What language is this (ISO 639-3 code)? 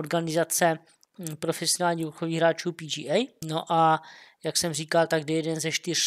ces